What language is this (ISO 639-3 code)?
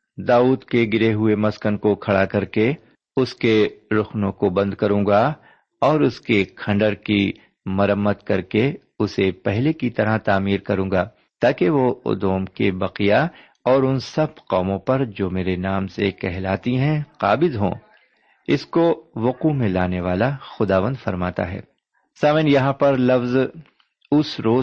urd